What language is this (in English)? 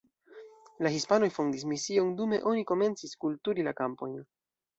Esperanto